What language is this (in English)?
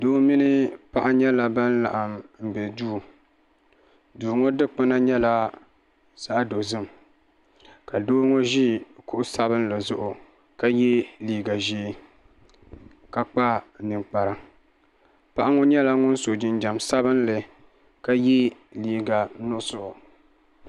Dagbani